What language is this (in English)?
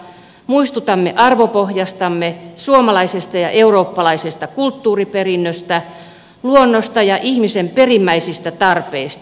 Finnish